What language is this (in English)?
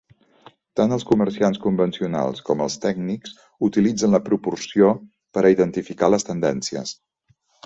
Catalan